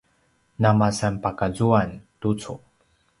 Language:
Paiwan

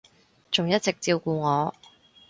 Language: Cantonese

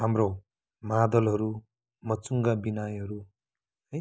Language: Nepali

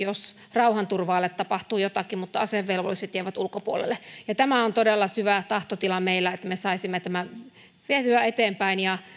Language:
Finnish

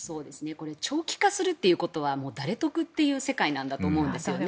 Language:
Japanese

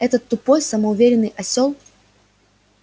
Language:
Russian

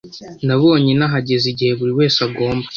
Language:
Kinyarwanda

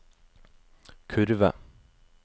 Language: Norwegian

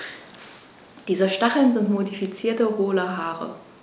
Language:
German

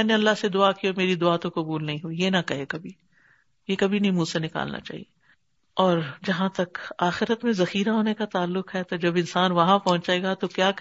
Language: Urdu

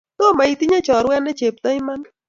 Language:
Kalenjin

